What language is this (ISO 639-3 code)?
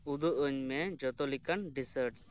sat